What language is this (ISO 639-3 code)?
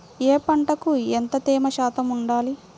tel